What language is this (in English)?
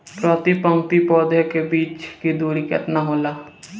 Bhojpuri